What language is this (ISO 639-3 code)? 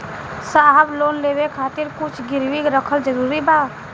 bho